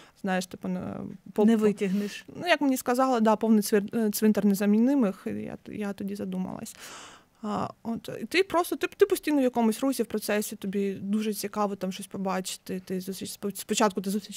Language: Ukrainian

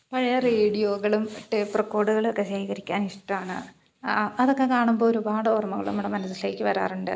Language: Malayalam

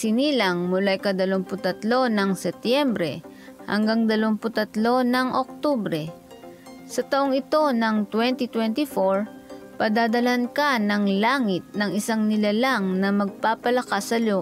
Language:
Filipino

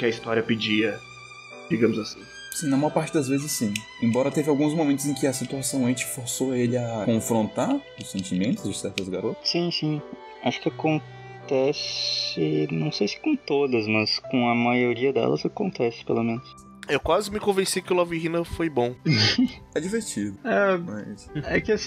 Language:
Portuguese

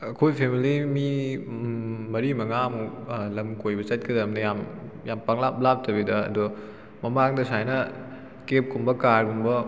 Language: Manipuri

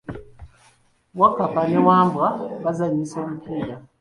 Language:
Ganda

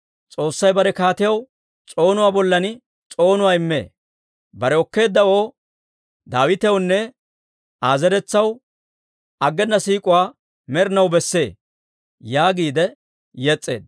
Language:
Dawro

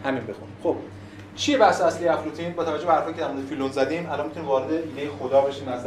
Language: Persian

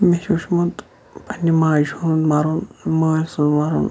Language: Kashmiri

